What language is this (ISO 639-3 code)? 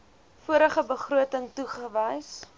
afr